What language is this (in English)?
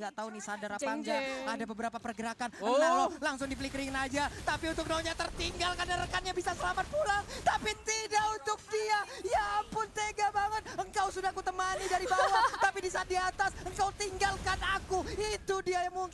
Indonesian